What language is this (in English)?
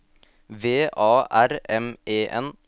Norwegian